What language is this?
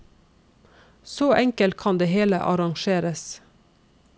Norwegian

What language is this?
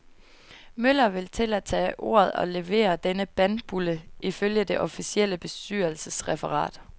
Danish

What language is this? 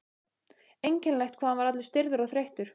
Icelandic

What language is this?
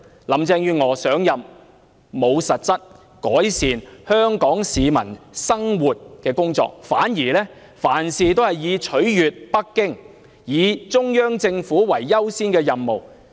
Cantonese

